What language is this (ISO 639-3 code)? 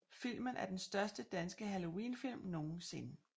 dan